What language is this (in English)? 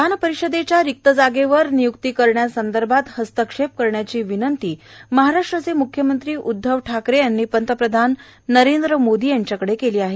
Marathi